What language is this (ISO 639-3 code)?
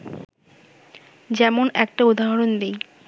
ben